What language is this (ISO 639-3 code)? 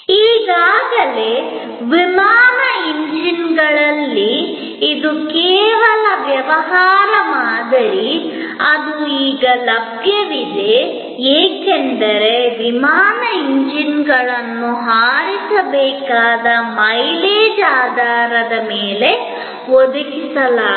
kan